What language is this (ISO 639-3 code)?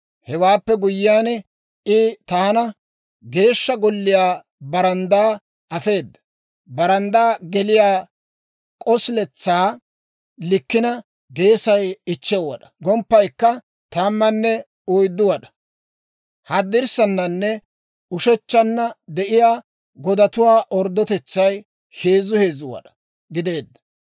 dwr